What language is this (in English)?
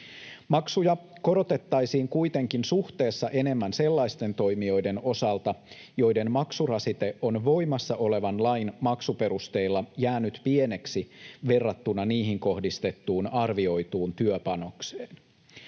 Finnish